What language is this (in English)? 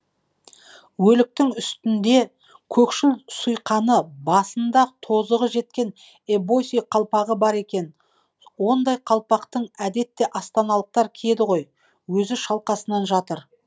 Kazakh